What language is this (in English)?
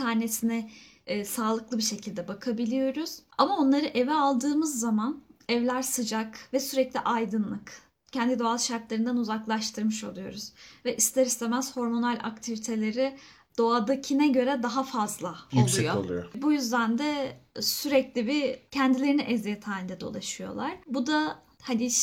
Turkish